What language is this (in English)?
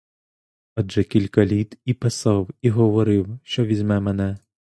Ukrainian